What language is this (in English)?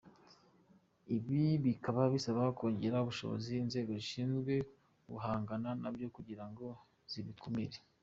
Kinyarwanda